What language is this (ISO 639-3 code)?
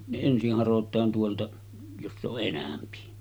fin